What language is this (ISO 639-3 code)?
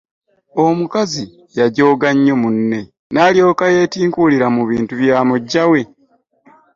lug